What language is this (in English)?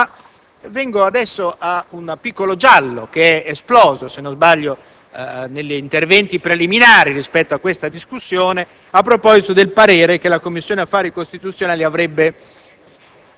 Italian